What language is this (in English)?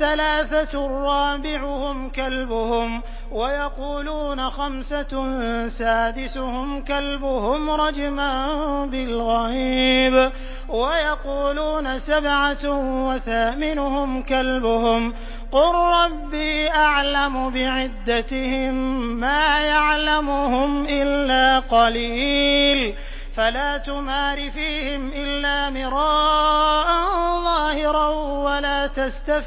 Arabic